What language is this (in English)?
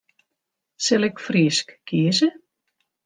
Western Frisian